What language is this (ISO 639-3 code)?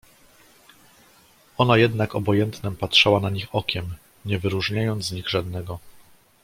pol